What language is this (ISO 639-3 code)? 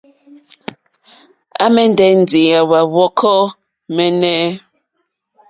bri